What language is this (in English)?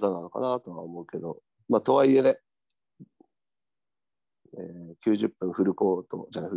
Japanese